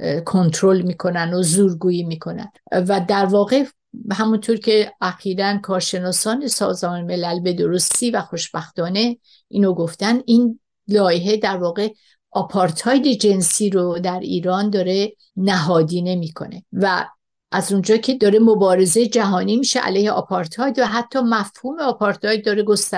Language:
Persian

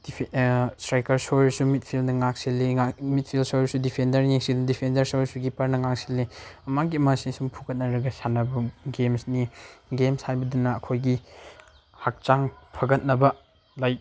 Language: Manipuri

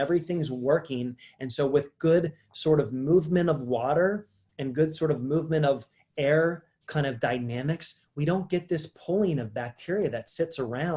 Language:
English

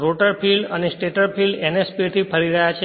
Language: Gujarati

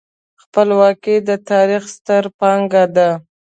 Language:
Pashto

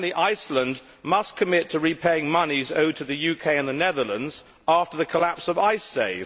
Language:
English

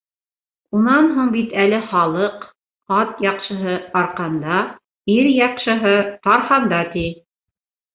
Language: Bashkir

